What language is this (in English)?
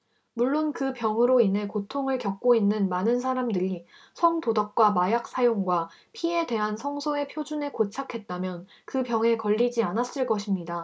Korean